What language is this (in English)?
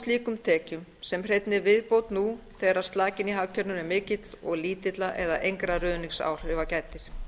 Icelandic